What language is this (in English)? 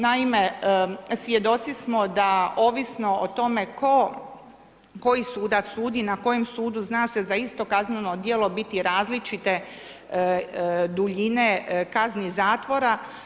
Croatian